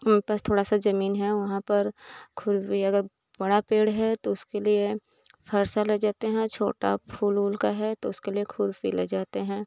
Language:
Hindi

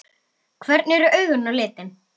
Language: Icelandic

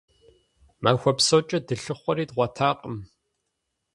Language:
Kabardian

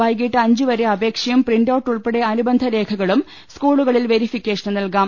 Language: Malayalam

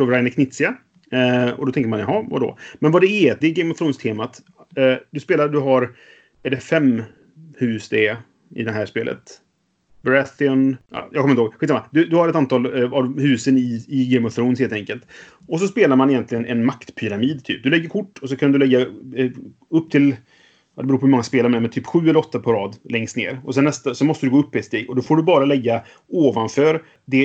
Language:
Swedish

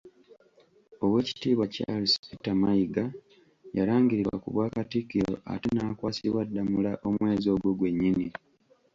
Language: Ganda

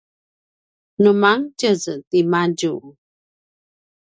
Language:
Paiwan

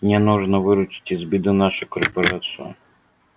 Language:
Russian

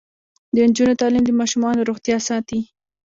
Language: Pashto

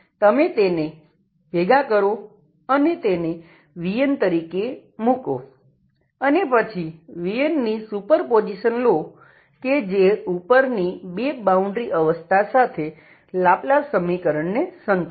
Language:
Gujarati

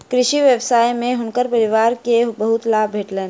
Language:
Maithili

